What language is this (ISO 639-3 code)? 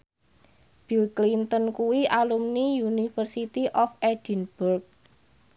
jav